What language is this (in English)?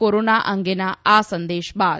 Gujarati